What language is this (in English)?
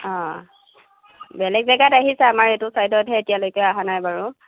Assamese